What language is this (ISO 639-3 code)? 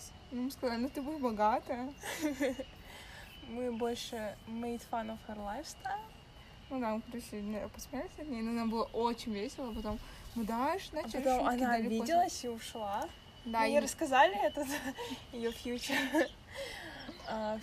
rus